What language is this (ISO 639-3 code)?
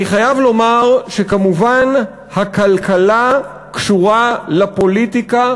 heb